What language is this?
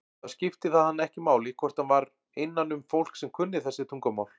Icelandic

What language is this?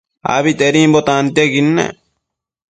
Matsés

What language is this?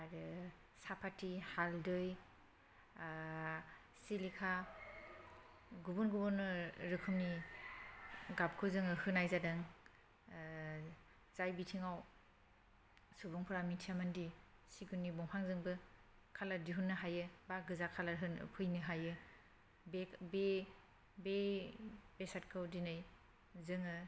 Bodo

